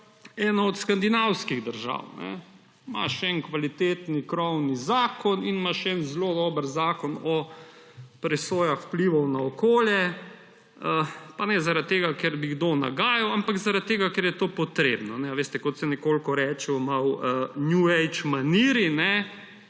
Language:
Slovenian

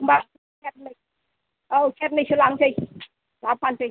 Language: Bodo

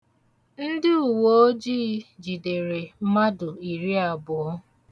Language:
Igbo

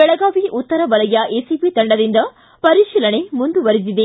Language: Kannada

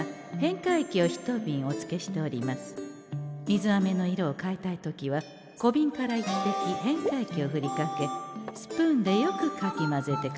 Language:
Japanese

